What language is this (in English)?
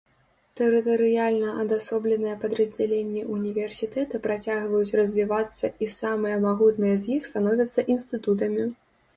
Belarusian